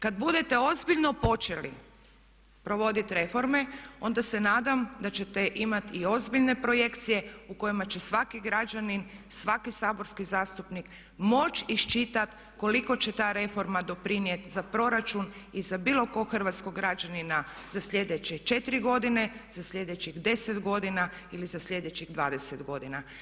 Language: Croatian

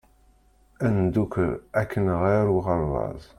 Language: Kabyle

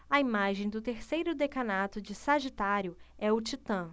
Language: Portuguese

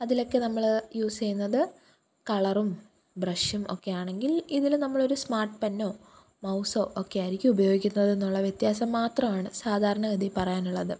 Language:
Malayalam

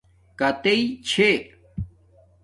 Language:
Domaaki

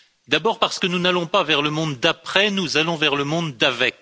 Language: French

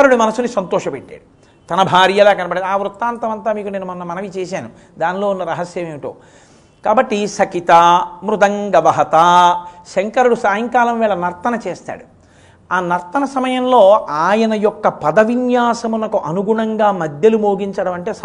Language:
Telugu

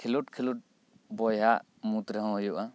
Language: Santali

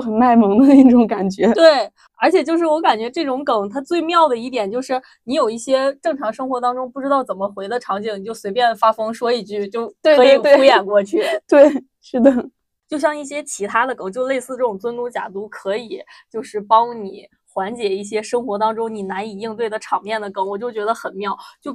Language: Chinese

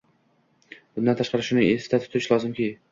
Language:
Uzbek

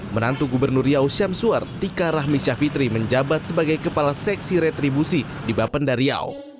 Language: Indonesian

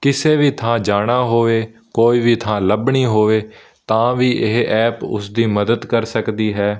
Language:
Punjabi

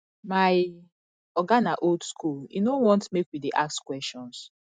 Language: Nigerian Pidgin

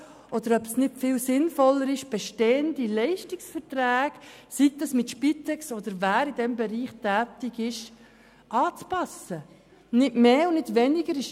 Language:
Swiss German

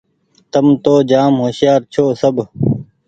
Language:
Goaria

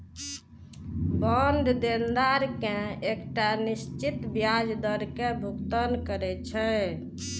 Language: Maithili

